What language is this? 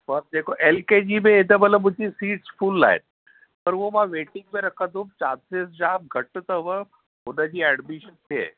Sindhi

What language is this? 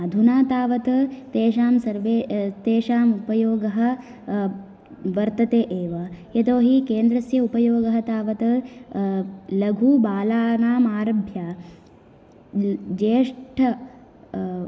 Sanskrit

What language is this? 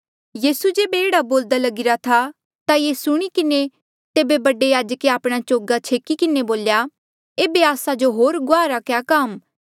Mandeali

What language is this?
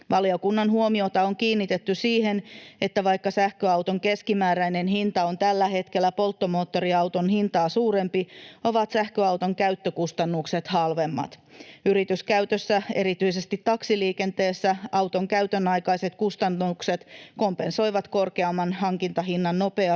Finnish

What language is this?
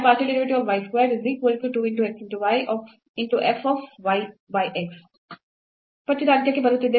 Kannada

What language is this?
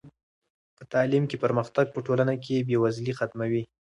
Pashto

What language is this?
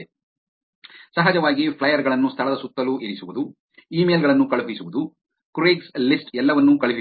Kannada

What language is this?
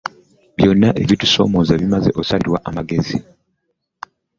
Ganda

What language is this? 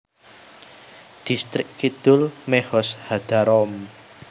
Javanese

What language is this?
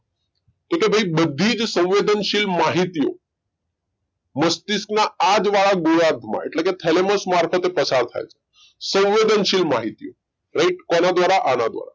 Gujarati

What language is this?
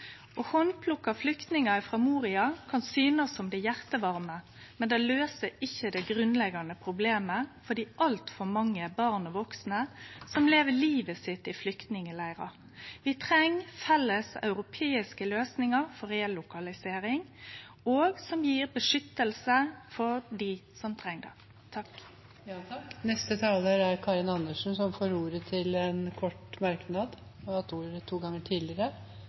Norwegian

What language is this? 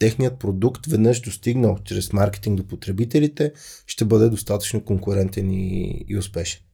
Bulgarian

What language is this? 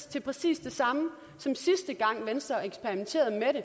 Danish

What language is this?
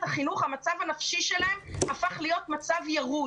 Hebrew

